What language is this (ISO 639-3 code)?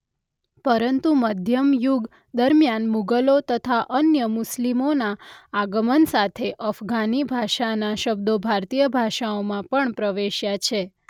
guj